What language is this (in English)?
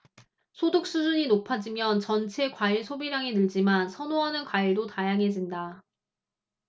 Korean